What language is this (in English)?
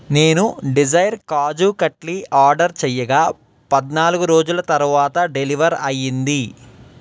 Telugu